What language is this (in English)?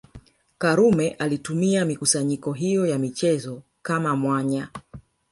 Swahili